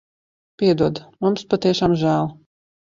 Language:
Latvian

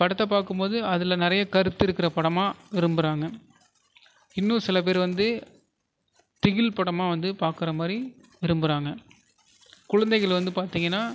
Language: Tamil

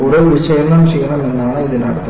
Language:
Malayalam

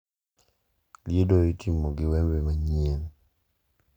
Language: Luo (Kenya and Tanzania)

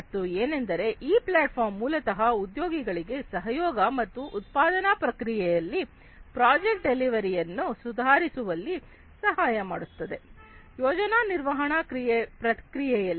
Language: Kannada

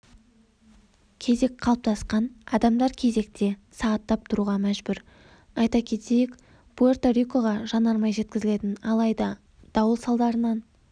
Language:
Kazakh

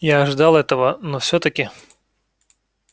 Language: Russian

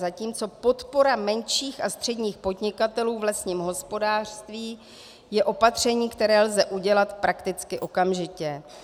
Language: Czech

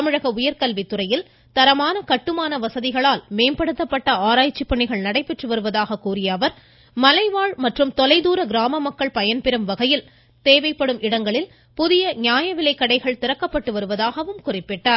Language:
Tamil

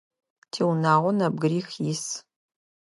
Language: Adyghe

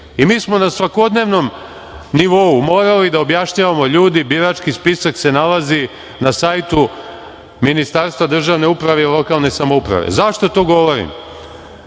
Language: Serbian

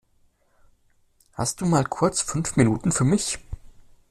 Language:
German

